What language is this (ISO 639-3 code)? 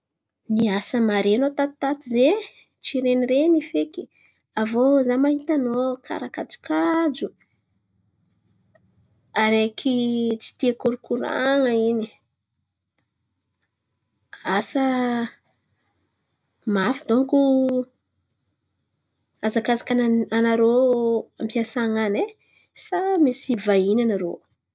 xmv